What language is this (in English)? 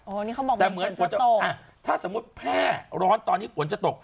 Thai